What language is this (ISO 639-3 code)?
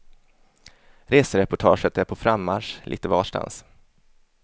swe